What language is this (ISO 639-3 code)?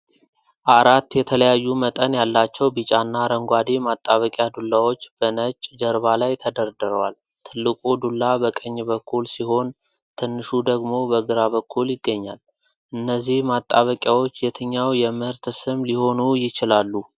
amh